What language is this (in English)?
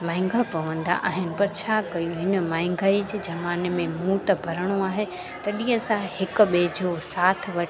Sindhi